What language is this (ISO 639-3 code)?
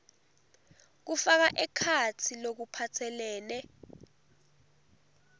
ssw